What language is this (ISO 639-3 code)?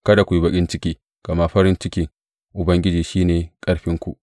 hau